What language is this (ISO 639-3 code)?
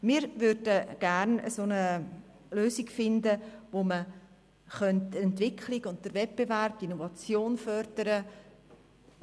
gsw